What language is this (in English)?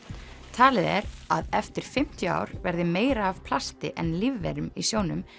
Icelandic